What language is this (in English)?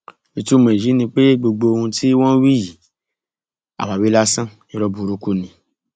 Yoruba